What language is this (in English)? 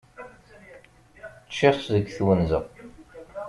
Kabyle